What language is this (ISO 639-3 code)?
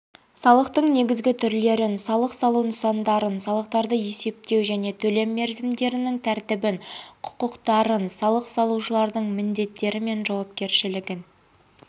kaz